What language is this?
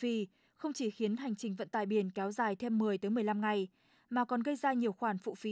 Vietnamese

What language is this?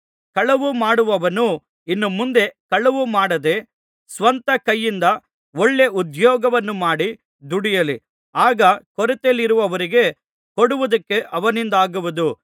Kannada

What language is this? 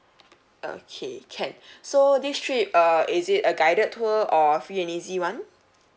English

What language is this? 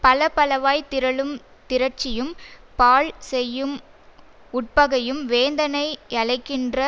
Tamil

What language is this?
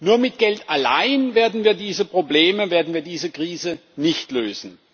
German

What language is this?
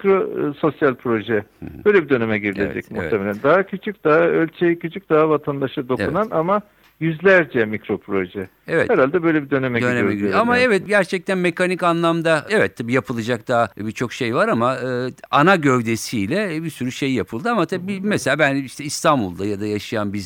Turkish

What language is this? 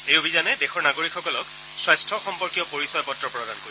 Assamese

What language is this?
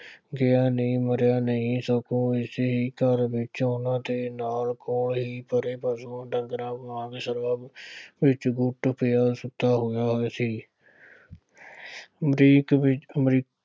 Punjabi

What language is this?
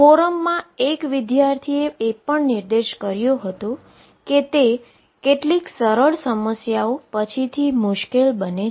Gujarati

